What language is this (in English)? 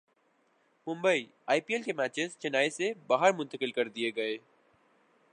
Urdu